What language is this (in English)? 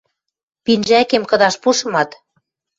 Western Mari